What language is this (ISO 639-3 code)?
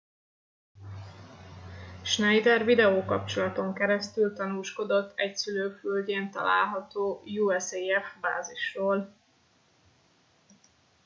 hun